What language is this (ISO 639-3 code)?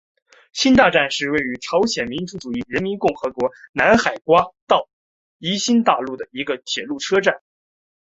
zho